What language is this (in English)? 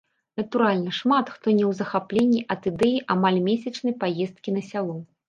Belarusian